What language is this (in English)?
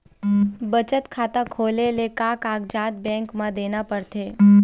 Chhattisgarhi